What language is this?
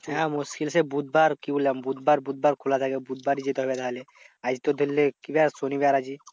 Bangla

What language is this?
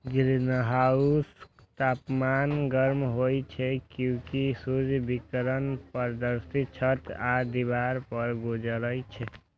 Maithili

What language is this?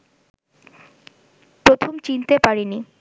Bangla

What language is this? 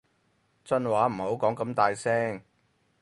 Cantonese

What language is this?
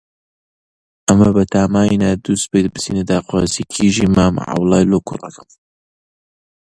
Central Kurdish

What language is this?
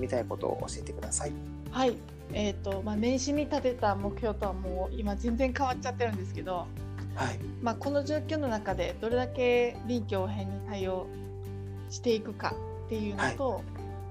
Japanese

